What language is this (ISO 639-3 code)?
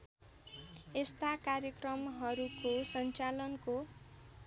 nep